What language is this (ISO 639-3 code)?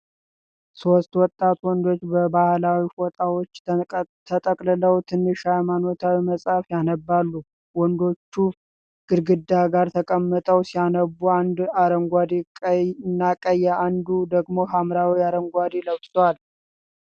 amh